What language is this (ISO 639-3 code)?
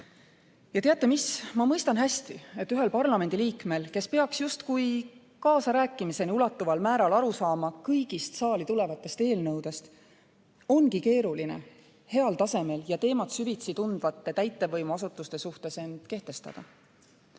est